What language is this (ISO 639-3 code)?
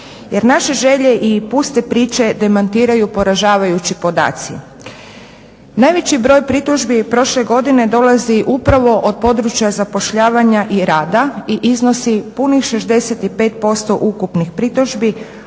hrv